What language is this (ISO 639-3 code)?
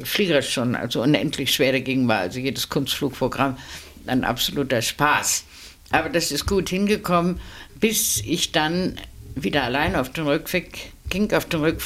deu